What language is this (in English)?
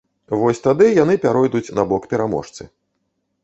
Belarusian